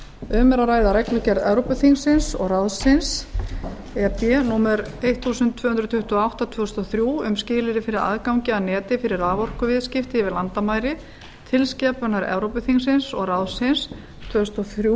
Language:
Icelandic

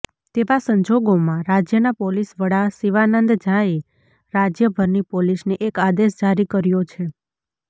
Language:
Gujarati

